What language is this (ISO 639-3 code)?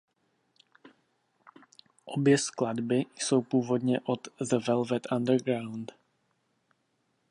ces